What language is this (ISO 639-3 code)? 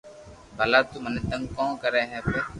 lrk